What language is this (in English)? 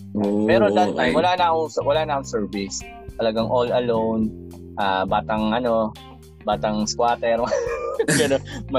Filipino